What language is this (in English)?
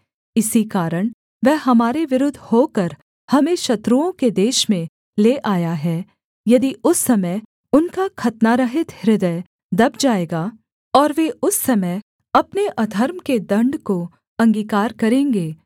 Hindi